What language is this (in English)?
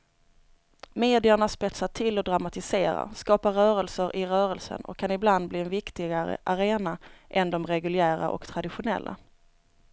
Swedish